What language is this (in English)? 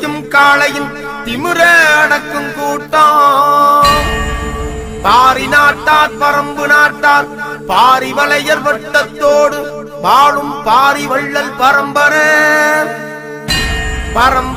Arabic